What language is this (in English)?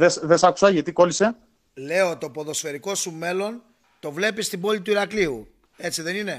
Greek